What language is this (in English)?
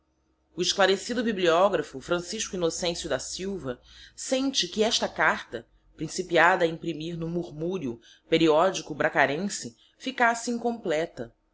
Portuguese